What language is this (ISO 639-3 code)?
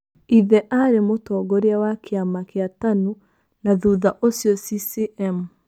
kik